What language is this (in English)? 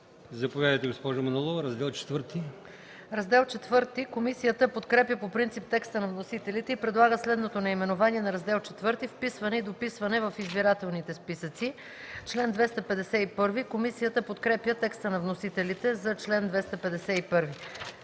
Bulgarian